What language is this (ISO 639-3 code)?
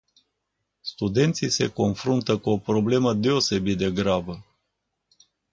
ron